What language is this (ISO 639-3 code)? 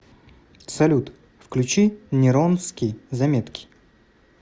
rus